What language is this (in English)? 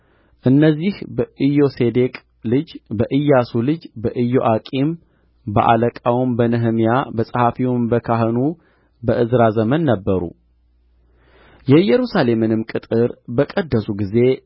Amharic